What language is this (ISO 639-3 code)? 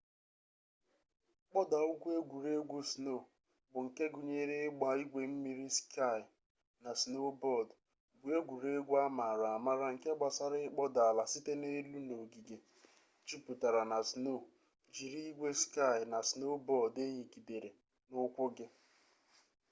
ibo